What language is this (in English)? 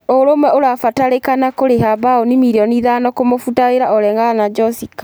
Kikuyu